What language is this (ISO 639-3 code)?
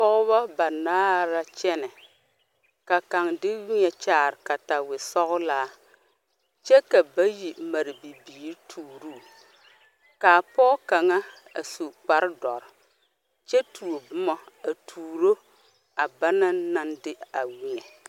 dga